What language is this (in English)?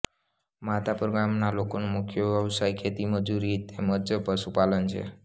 Gujarati